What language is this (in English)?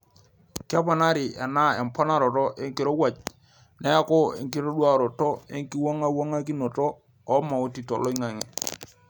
Masai